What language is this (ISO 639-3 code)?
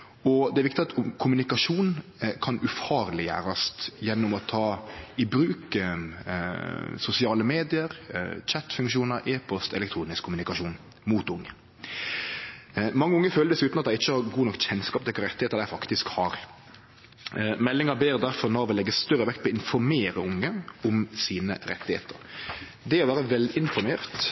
nno